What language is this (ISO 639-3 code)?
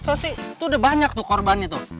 ind